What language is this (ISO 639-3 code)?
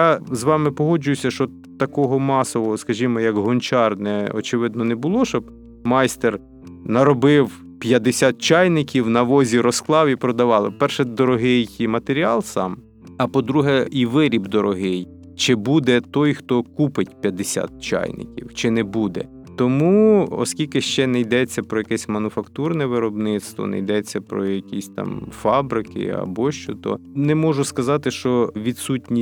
ukr